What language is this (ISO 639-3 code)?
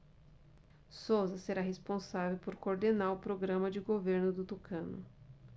por